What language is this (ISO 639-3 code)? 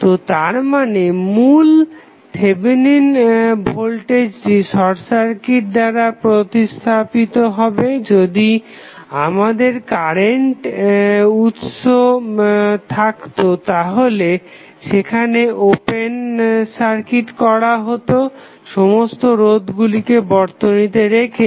ben